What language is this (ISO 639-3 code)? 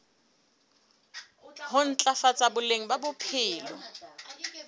sot